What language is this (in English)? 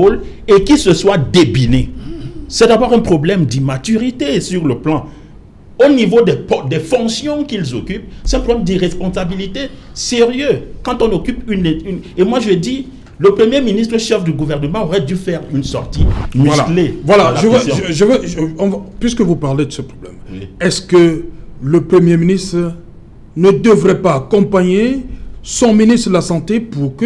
French